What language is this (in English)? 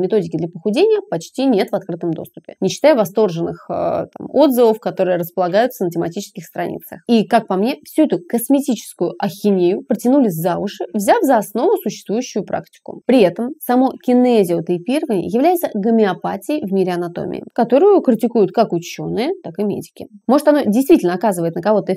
Russian